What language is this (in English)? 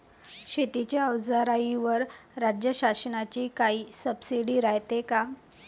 Marathi